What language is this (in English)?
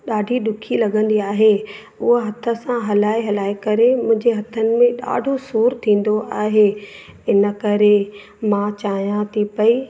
Sindhi